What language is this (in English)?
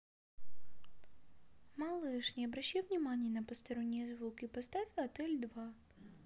Russian